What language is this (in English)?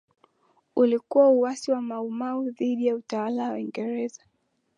Swahili